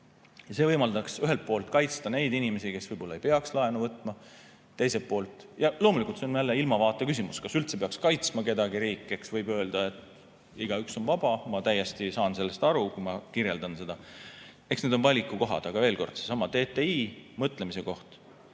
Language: Estonian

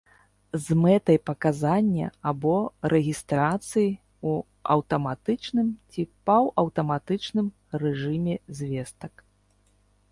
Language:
Belarusian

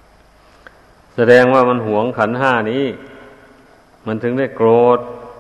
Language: Thai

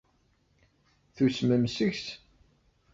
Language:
Kabyle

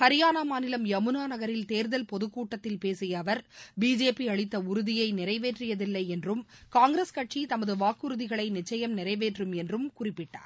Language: Tamil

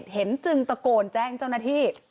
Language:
Thai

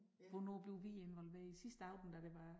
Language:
Danish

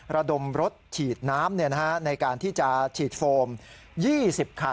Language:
Thai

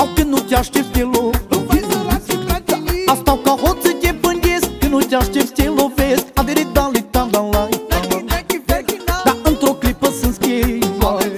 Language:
Romanian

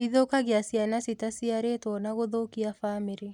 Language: Kikuyu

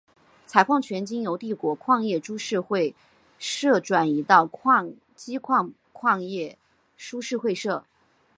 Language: Chinese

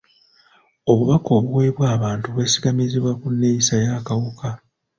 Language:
Ganda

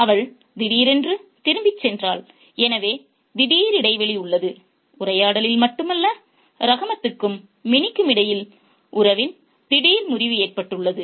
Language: Tamil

